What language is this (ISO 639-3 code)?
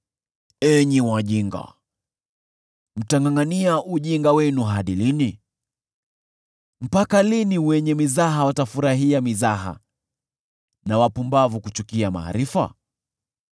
swa